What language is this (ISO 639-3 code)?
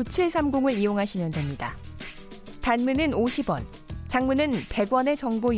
kor